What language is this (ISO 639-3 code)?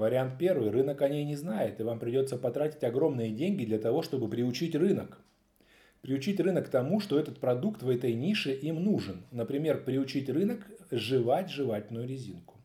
rus